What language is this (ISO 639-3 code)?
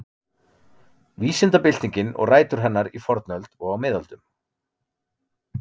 isl